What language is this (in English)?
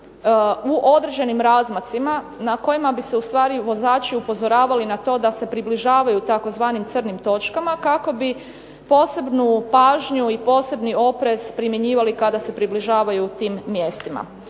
Croatian